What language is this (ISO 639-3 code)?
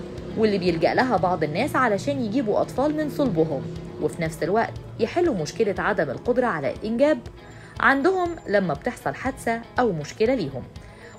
ara